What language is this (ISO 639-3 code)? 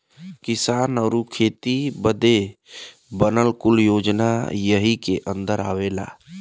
bho